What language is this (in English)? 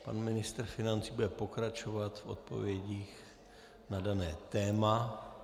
Czech